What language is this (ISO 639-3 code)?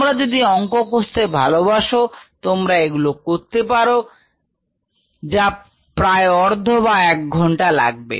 ben